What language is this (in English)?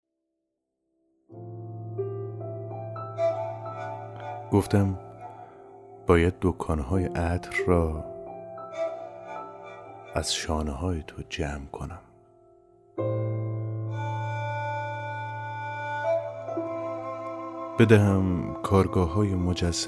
Persian